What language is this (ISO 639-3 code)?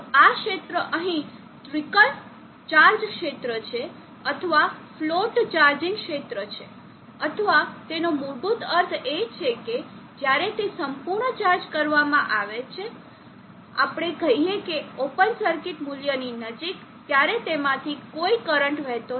guj